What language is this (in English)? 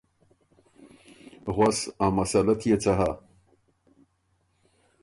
Ormuri